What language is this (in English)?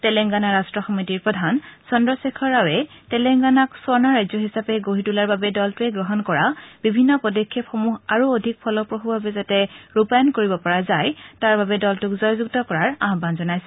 Assamese